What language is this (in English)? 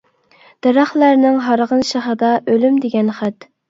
Uyghur